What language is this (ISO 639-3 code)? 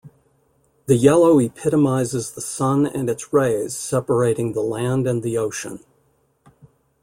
eng